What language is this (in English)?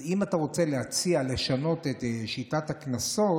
Hebrew